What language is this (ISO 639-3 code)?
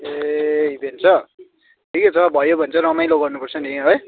nep